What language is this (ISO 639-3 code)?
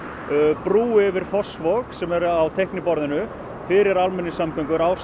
isl